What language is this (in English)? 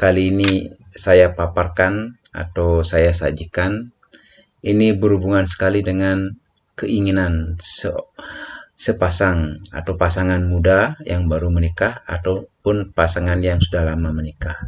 Indonesian